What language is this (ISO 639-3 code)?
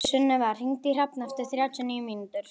isl